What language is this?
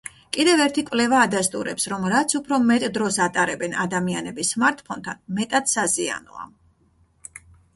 Georgian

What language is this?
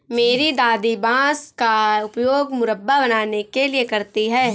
Hindi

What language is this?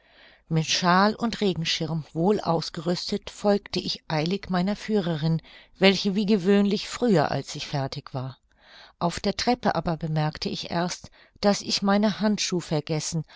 German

